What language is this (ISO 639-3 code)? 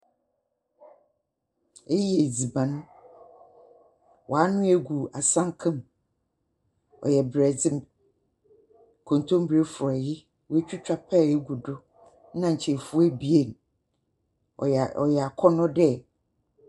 aka